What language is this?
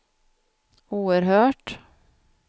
Swedish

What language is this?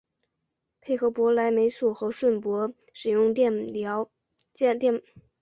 Chinese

